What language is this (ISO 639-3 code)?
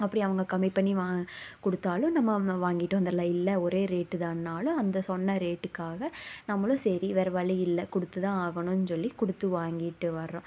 tam